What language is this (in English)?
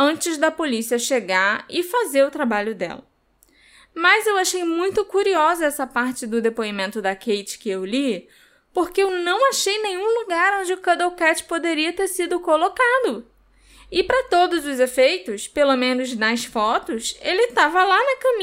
Portuguese